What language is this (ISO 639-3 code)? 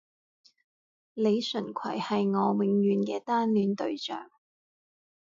yue